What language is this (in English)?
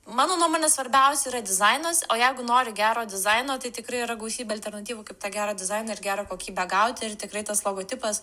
Lithuanian